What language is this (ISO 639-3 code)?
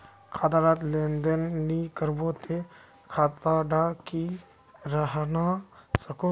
mag